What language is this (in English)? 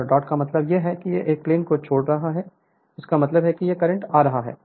Hindi